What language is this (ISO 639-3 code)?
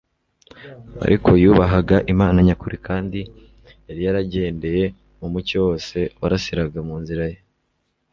kin